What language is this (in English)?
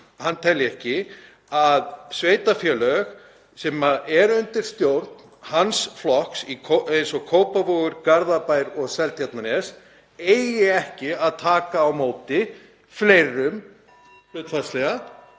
Icelandic